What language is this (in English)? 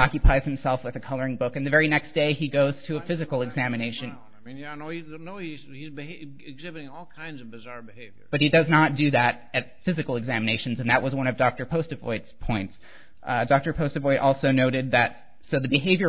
English